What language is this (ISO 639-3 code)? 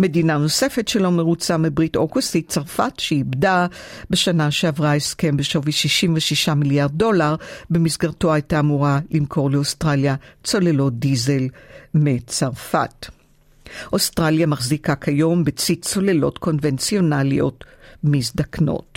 heb